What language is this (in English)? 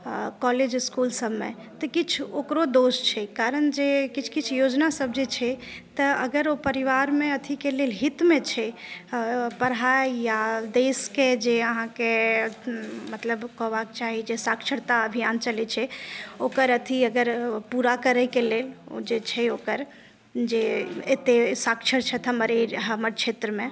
Maithili